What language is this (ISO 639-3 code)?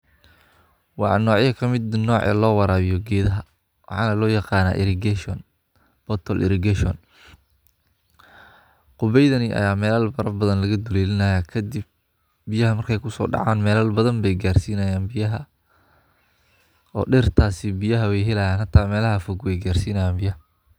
som